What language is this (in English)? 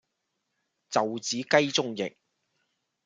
Cantonese